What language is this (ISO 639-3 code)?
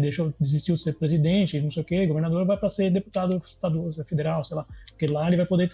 por